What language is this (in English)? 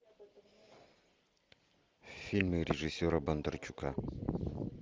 Russian